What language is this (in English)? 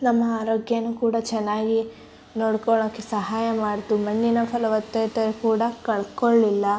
Kannada